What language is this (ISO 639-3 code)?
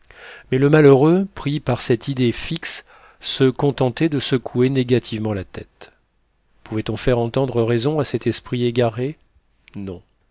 fra